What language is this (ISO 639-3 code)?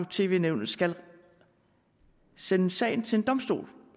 dan